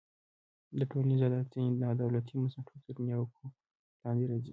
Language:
Pashto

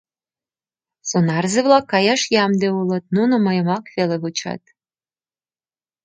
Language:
Mari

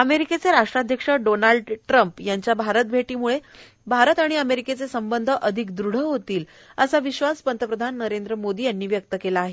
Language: Marathi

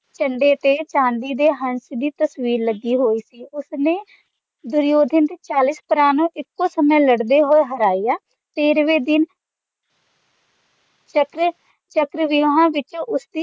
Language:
Punjabi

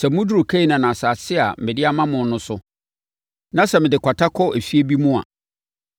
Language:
Akan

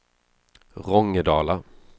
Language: Swedish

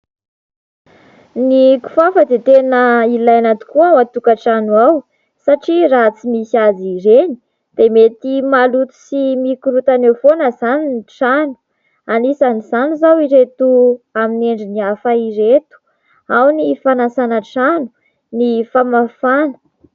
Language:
Malagasy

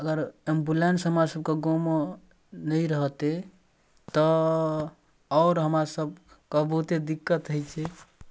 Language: Maithili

